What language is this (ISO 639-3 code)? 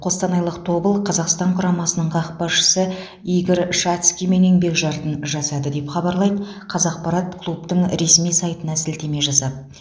kaz